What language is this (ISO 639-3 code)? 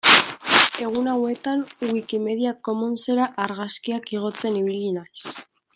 eus